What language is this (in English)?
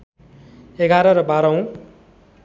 Nepali